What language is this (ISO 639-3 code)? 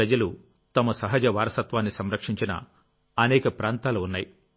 tel